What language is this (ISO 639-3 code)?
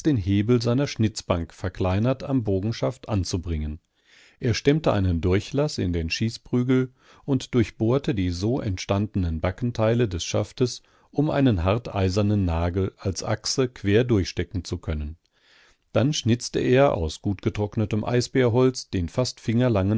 deu